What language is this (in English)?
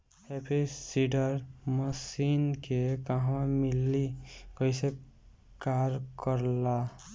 Bhojpuri